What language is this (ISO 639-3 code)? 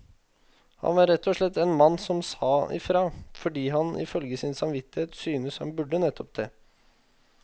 nor